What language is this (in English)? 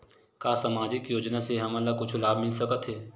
Chhattisgarhi